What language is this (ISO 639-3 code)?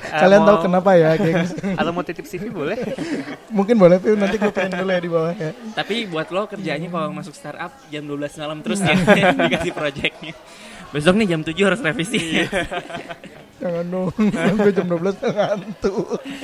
ind